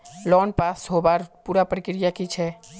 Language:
Magahi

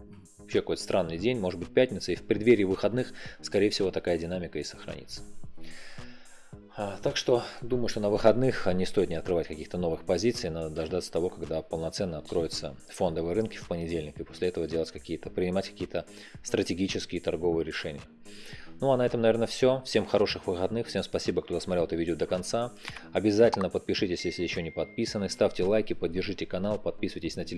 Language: Russian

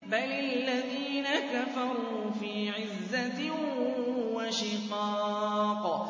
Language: Arabic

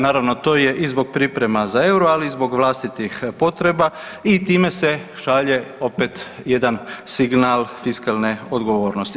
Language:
Croatian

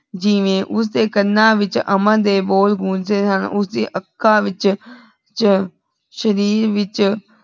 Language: Punjabi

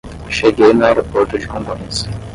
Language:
Portuguese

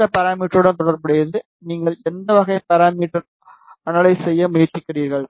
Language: Tamil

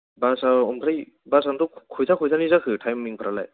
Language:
Bodo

